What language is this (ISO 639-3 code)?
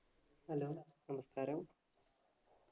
mal